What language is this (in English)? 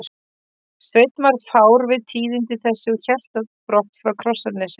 Icelandic